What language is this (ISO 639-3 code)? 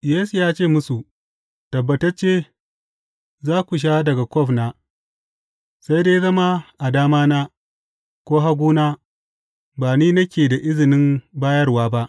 hau